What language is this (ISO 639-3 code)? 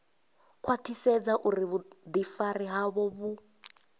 ven